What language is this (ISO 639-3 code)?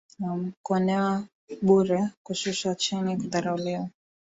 swa